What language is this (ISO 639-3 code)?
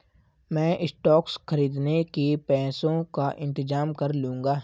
hin